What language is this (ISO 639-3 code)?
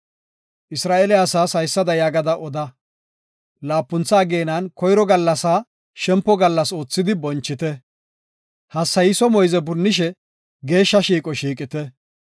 gof